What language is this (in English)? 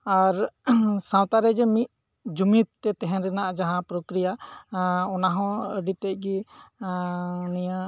Santali